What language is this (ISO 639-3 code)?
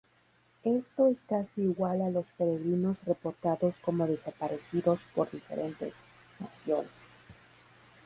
spa